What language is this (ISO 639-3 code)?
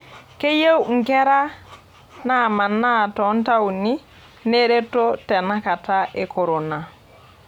mas